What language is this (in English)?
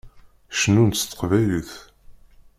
Kabyle